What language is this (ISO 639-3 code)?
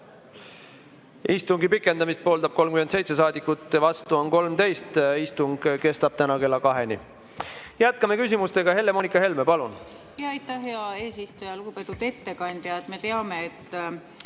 est